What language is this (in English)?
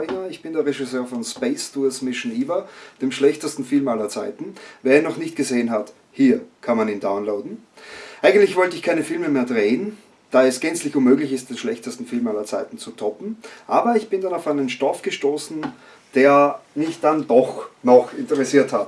German